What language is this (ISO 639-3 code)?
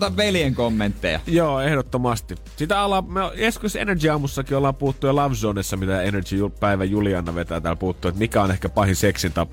fin